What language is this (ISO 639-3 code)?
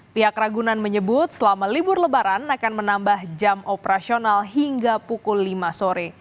ind